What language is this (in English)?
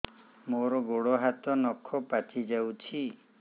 Odia